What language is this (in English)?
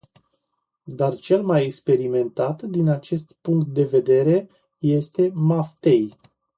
Romanian